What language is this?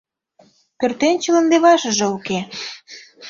Mari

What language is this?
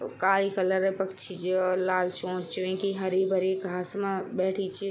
Garhwali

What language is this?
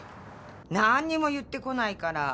Japanese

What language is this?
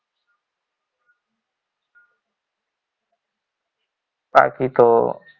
Gujarati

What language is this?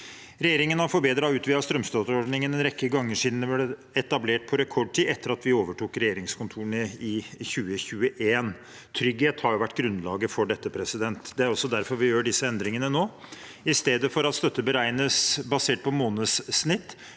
Norwegian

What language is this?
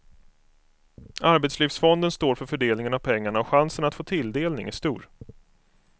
Swedish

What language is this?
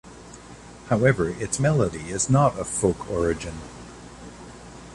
English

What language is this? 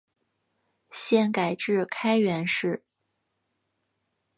Chinese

